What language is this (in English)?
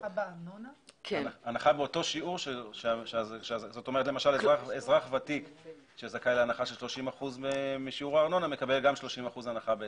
Hebrew